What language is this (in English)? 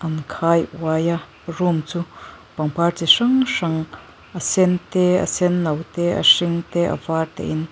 Mizo